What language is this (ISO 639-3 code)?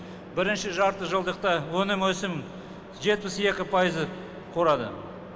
kaz